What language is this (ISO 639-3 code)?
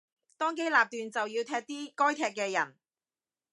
yue